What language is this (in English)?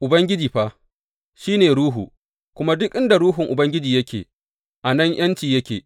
Hausa